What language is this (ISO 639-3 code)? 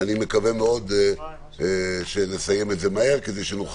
heb